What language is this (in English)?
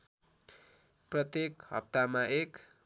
Nepali